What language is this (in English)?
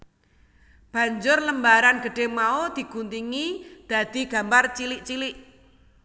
Javanese